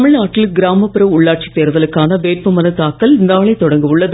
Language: Tamil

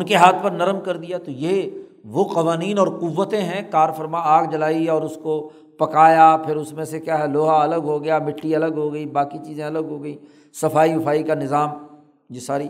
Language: Urdu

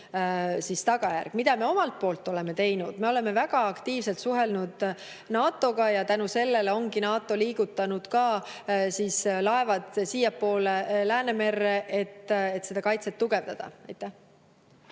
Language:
Estonian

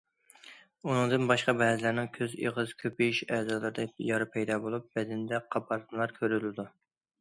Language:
Uyghur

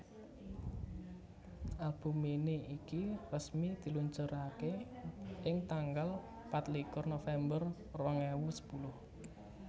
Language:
Javanese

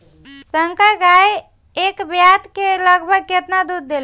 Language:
Bhojpuri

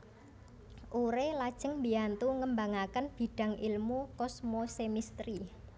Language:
Javanese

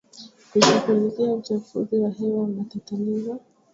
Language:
Swahili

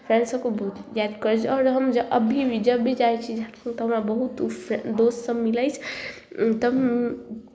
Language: Maithili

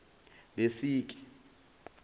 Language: Zulu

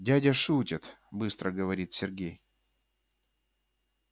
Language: Russian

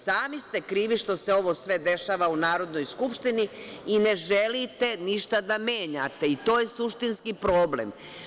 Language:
Serbian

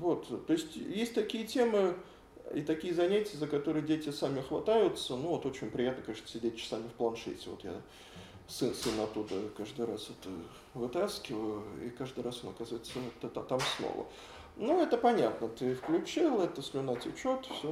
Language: Russian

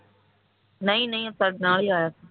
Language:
Punjabi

